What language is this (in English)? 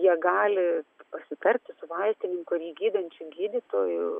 Lithuanian